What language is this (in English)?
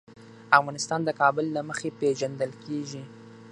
Pashto